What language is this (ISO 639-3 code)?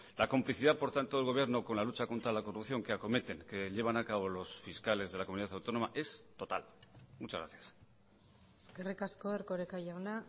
spa